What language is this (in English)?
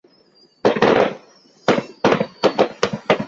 Chinese